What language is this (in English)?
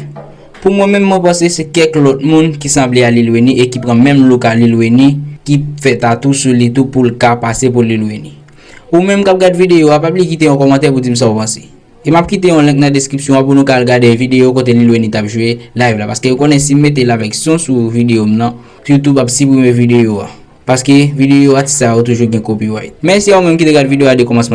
French